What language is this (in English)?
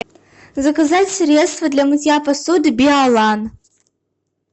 Russian